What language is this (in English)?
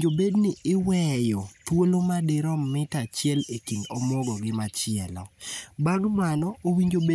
Luo (Kenya and Tanzania)